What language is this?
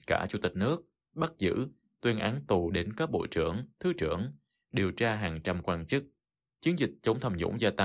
Vietnamese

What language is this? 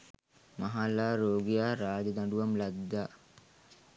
Sinhala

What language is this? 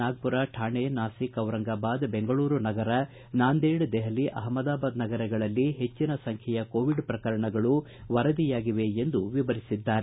Kannada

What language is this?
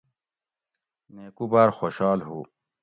Gawri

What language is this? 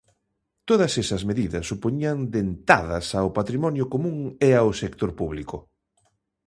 Galician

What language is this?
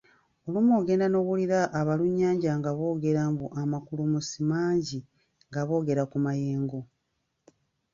Ganda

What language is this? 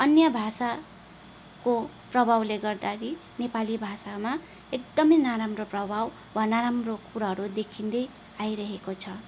Nepali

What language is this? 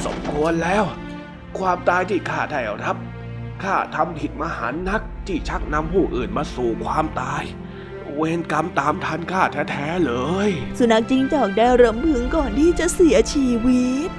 Thai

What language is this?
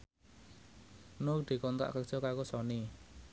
Javanese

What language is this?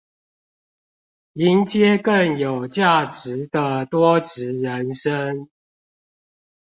Chinese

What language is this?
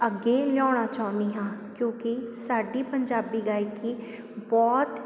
Punjabi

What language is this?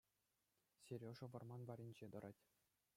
Chuvash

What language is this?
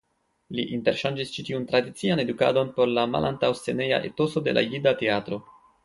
Esperanto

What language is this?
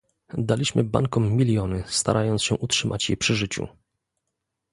Polish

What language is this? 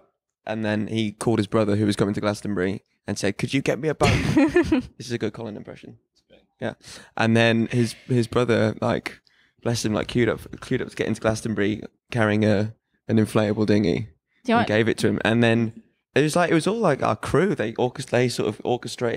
English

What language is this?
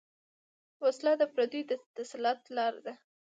Pashto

